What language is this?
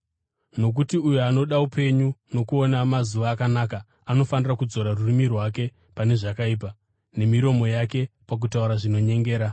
Shona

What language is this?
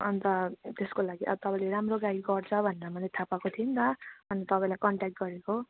Nepali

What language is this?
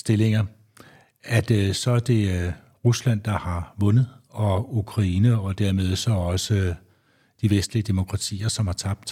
Danish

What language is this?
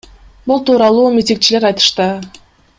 Kyrgyz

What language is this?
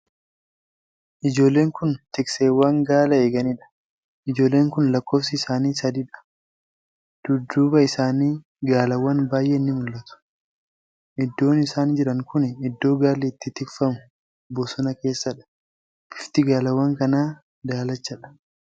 Oromo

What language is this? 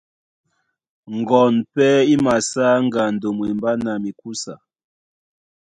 Duala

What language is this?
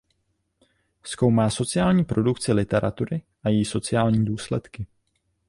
Czech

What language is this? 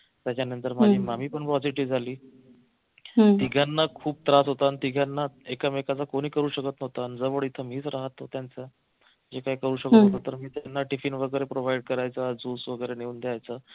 Marathi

